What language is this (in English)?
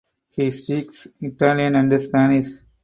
English